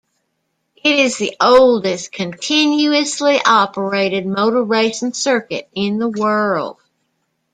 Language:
English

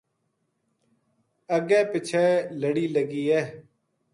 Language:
Gujari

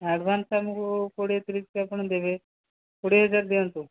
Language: Odia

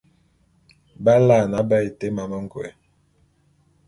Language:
Bulu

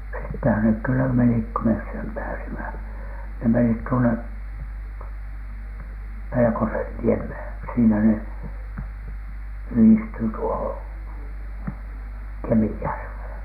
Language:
Finnish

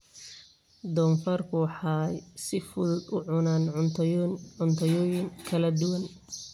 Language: Somali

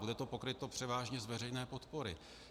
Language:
Czech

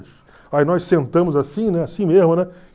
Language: Portuguese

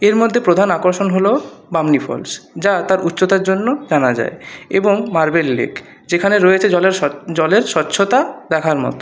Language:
Bangla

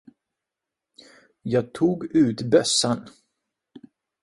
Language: Swedish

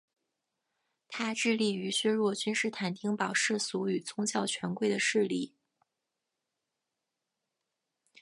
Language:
Chinese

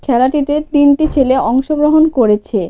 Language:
Bangla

